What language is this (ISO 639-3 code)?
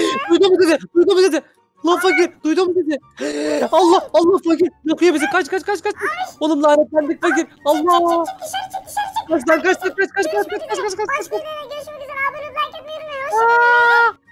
tur